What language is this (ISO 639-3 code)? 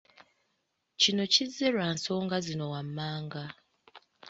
lug